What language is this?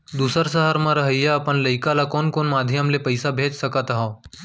Chhattisgarhi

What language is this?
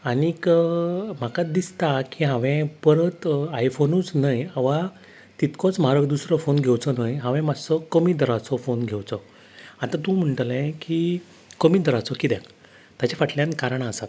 Konkani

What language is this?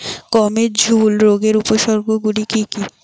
Bangla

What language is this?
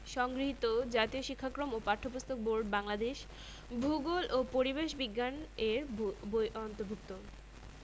Bangla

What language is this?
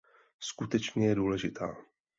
Czech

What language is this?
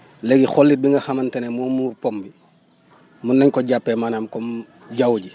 Wolof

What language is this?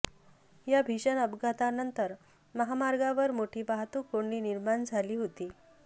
Marathi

